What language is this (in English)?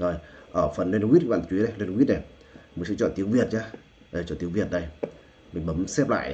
Vietnamese